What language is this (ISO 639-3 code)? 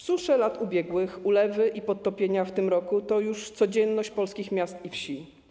pol